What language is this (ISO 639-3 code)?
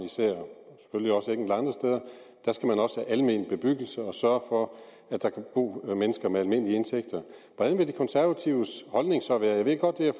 dan